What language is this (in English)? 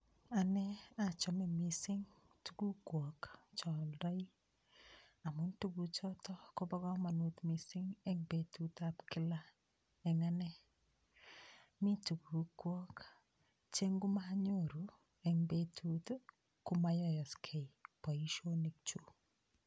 Kalenjin